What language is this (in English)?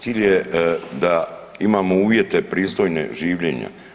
Croatian